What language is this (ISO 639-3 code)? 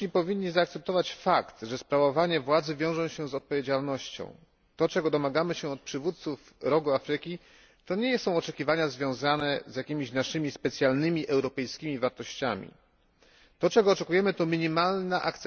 pol